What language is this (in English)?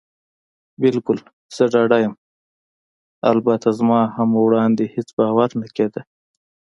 Pashto